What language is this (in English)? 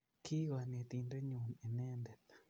Kalenjin